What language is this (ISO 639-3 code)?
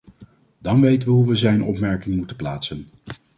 nld